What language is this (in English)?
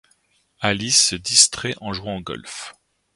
French